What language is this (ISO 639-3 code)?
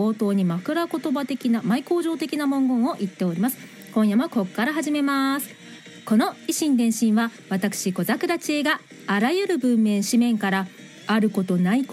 jpn